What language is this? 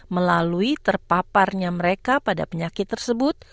Indonesian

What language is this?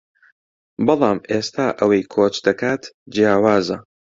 Central Kurdish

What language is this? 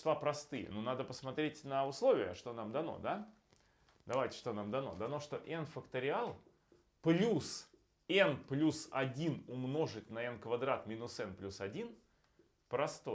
Russian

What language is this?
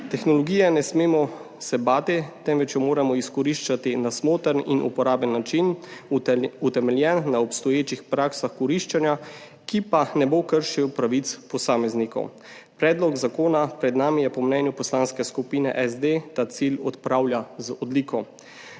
Slovenian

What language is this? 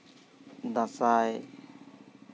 Santali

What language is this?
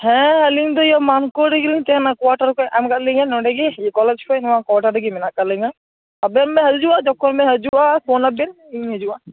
Santali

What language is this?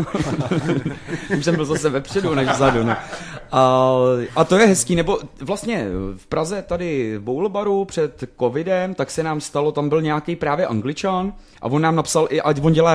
Czech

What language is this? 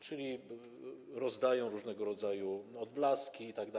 Polish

